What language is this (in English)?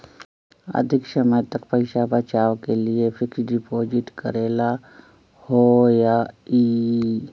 Magahi